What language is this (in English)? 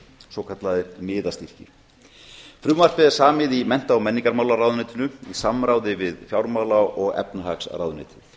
Icelandic